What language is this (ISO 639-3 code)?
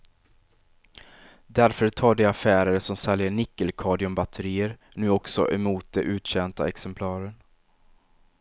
swe